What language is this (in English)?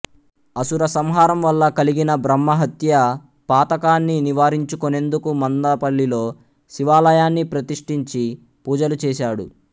Telugu